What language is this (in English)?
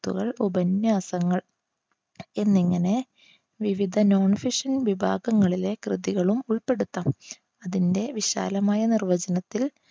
Malayalam